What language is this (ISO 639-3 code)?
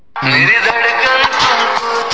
mai